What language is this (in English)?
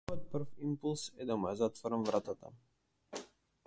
Macedonian